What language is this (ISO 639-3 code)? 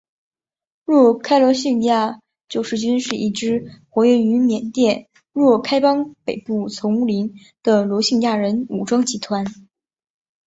zho